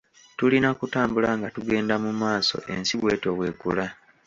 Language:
Ganda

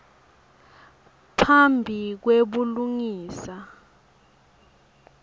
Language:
Swati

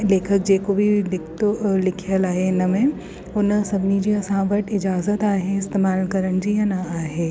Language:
Sindhi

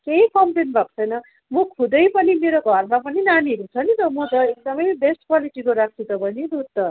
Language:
Nepali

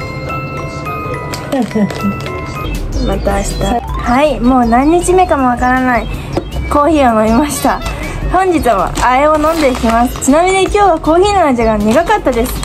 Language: Japanese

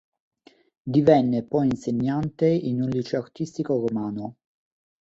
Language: Italian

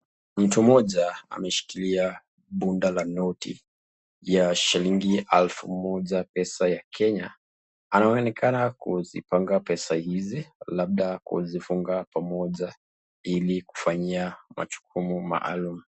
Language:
Swahili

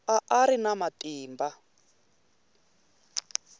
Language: Tsonga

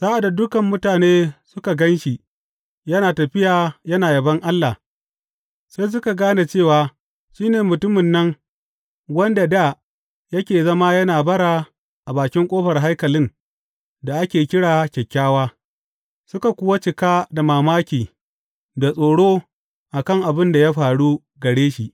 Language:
Hausa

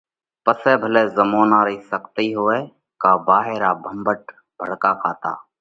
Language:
Parkari Koli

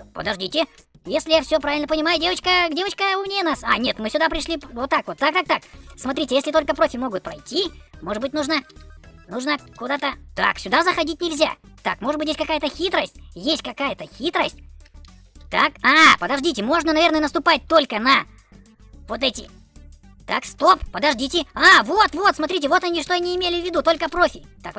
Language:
Russian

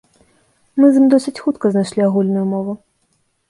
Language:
Belarusian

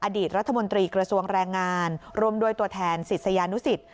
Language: Thai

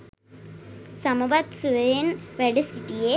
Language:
Sinhala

